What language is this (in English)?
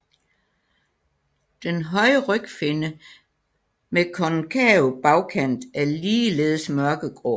Danish